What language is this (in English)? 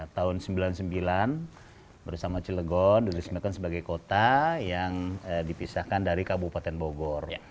Indonesian